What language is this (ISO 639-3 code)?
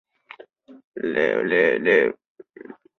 zho